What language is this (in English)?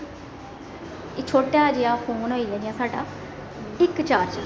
Dogri